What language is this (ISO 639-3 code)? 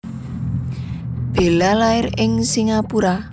jav